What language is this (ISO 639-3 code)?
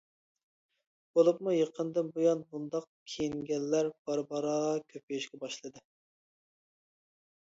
uig